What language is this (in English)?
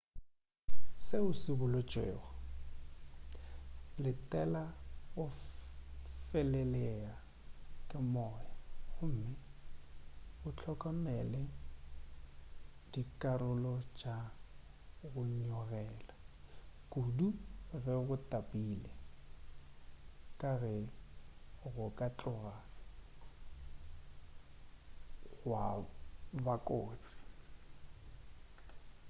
Northern Sotho